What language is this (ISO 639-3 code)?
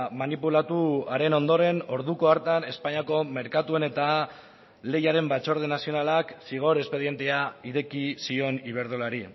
eus